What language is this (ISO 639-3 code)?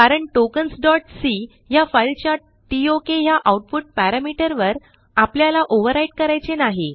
mar